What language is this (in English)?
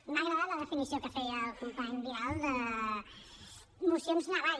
Catalan